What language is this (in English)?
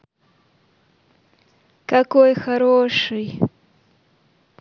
Russian